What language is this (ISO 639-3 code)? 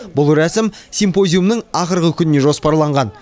kaz